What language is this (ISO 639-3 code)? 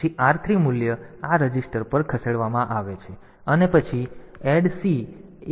guj